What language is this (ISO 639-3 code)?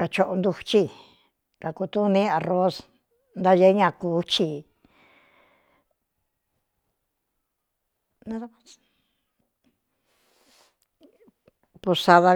xtu